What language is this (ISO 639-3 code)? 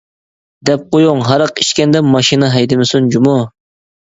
uig